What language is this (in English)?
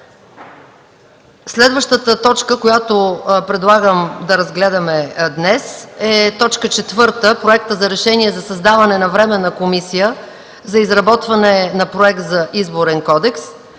Bulgarian